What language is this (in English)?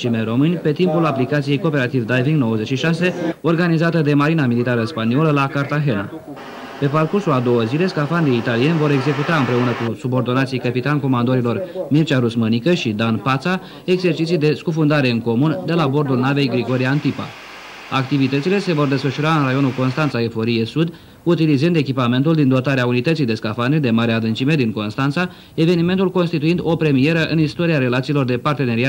Romanian